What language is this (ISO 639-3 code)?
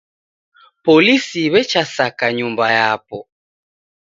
dav